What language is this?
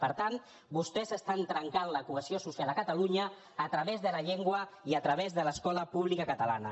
Catalan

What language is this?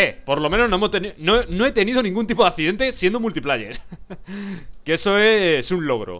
Spanish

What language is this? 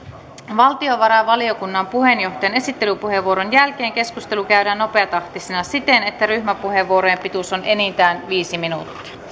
Finnish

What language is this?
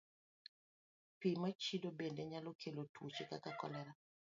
Luo (Kenya and Tanzania)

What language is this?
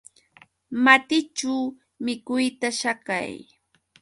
Yauyos Quechua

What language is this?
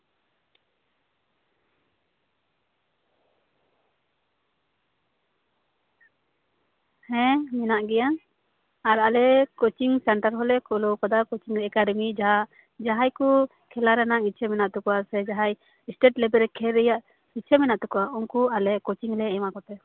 Santali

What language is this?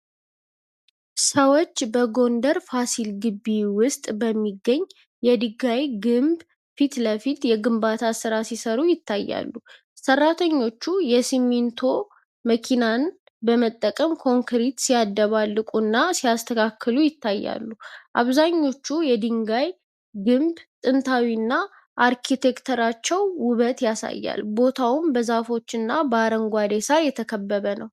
Amharic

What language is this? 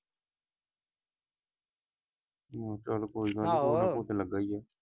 Punjabi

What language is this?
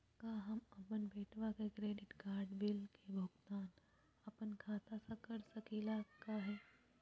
Magahi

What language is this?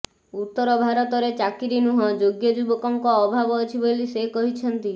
Odia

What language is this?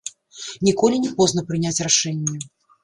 Belarusian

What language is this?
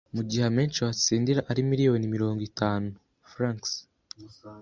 Kinyarwanda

